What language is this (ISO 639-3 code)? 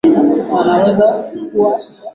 swa